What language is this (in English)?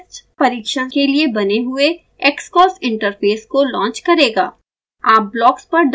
Hindi